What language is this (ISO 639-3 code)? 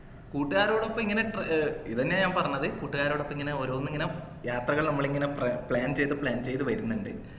mal